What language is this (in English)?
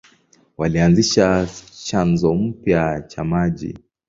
Swahili